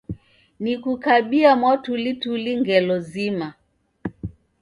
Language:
Taita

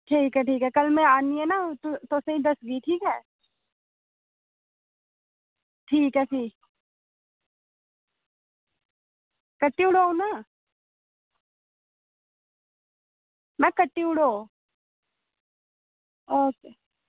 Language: Dogri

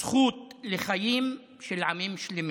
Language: Hebrew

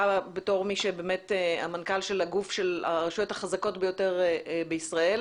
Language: Hebrew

